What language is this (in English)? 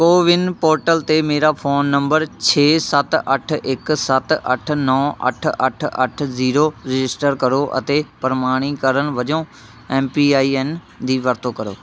Punjabi